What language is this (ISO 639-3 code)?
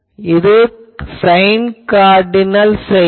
tam